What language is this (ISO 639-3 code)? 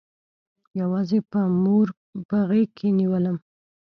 pus